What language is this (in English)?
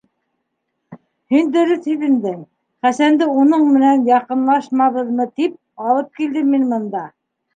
Bashkir